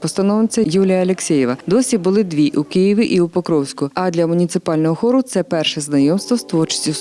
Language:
Ukrainian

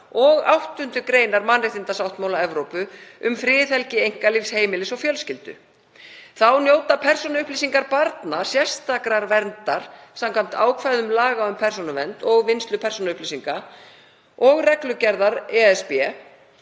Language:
Icelandic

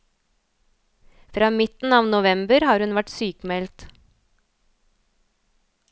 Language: Norwegian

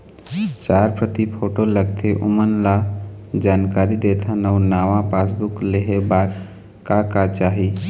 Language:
Chhattisgarhi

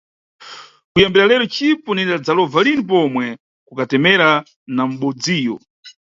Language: Nyungwe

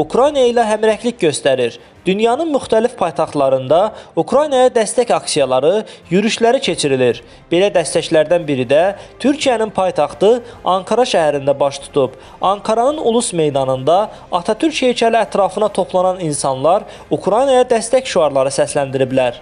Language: Turkish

